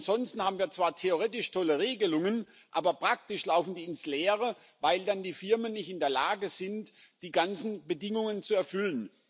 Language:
German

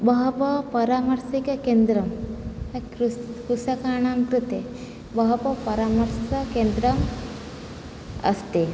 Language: Sanskrit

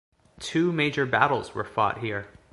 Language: English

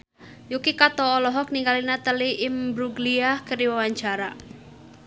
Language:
Sundanese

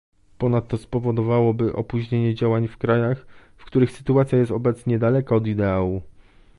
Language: Polish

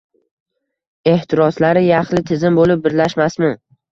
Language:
Uzbek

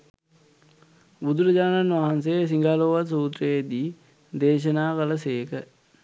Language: Sinhala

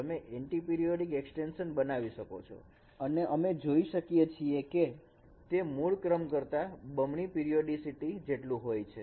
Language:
Gujarati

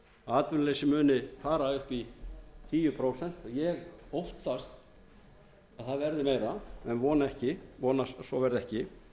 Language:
Icelandic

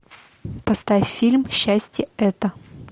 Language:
Russian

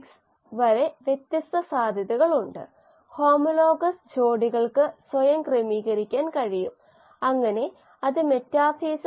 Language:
Malayalam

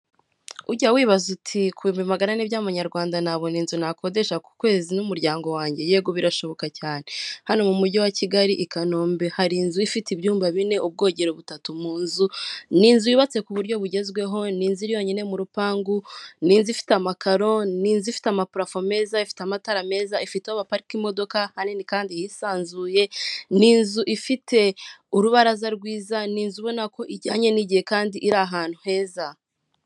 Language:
Kinyarwanda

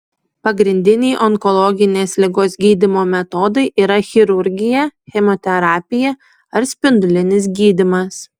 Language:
Lithuanian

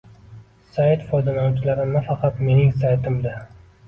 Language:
Uzbek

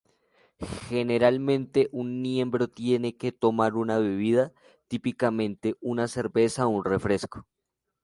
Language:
Spanish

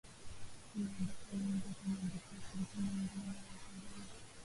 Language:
Swahili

